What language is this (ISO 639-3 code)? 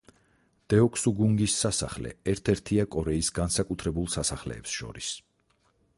kat